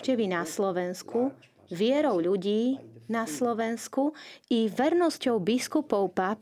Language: Slovak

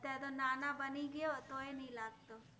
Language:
Gujarati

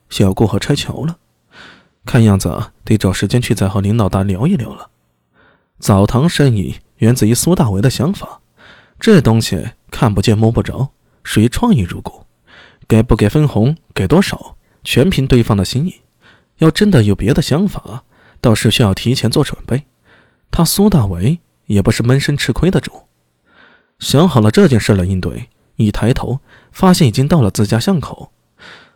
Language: Chinese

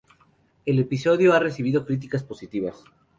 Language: Spanish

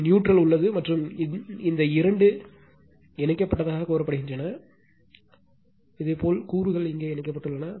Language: Tamil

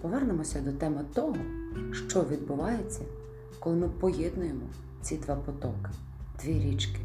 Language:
Ukrainian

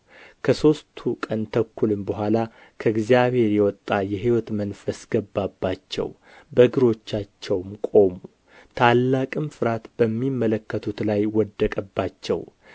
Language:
Amharic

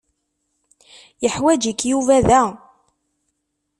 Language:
Kabyle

